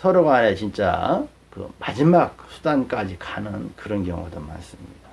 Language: Korean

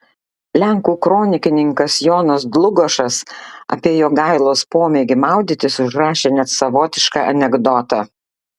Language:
Lithuanian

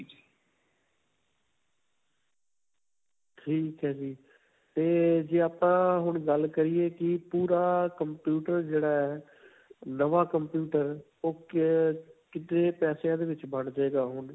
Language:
Punjabi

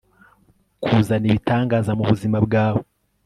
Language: Kinyarwanda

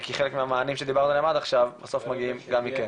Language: Hebrew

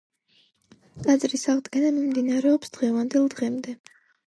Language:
Georgian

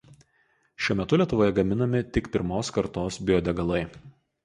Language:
Lithuanian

